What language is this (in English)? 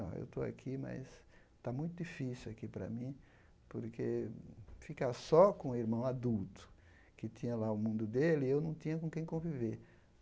Portuguese